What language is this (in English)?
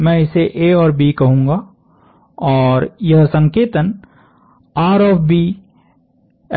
Hindi